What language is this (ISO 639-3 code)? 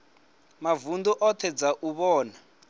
ven